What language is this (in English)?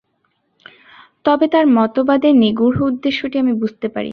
Bangla